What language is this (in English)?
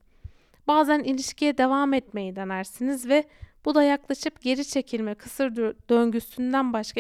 Turkish